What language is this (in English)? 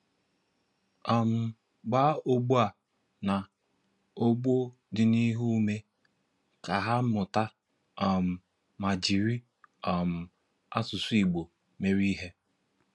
Igbo